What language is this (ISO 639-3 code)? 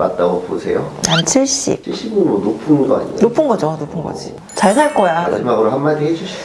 kor